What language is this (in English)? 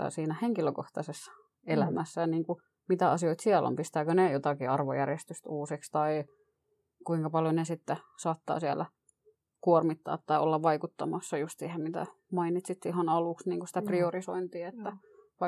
Finnish